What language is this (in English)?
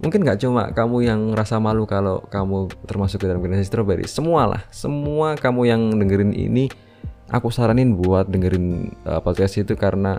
Indonesian